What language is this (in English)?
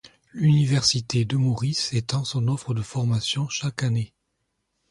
French